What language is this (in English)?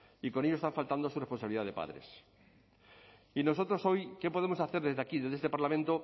Spanish